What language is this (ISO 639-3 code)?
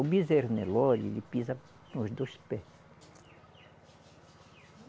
por